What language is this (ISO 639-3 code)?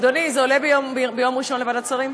heb